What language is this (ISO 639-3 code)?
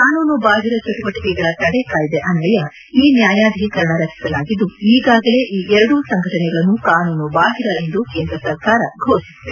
kan